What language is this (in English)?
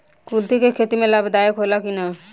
Bhojpuri